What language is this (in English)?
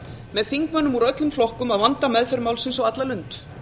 Icelandic